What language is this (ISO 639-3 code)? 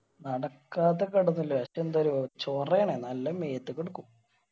mal